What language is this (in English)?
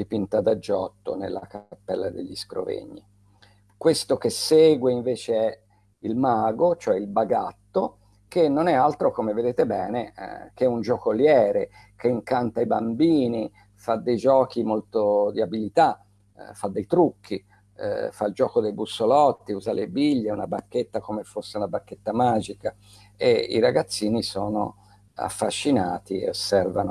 Italian